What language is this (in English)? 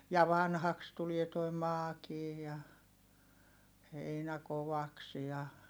Finnish